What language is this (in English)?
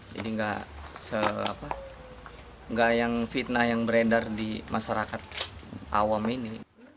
Indonesian